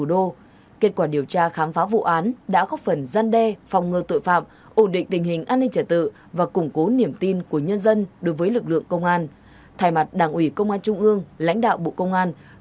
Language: Vietnamese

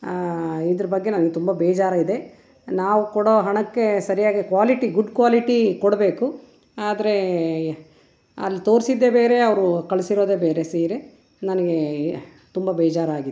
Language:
Kannada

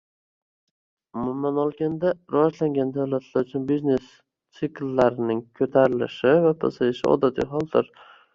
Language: Uzbek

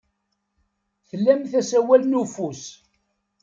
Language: Kabyle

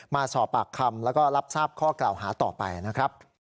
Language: Thai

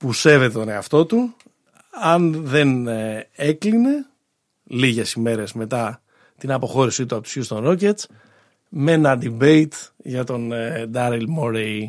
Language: Greek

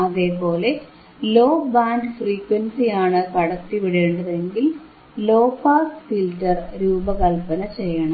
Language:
Malayalam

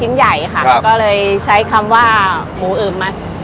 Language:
Thai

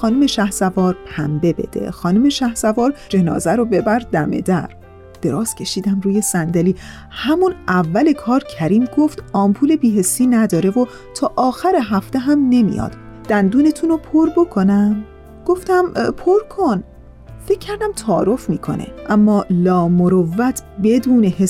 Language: Persian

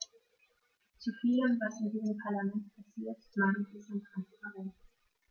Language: German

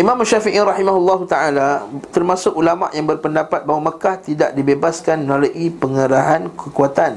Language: Malay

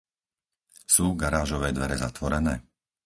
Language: Slovak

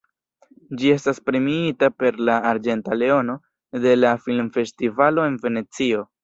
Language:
Esperanto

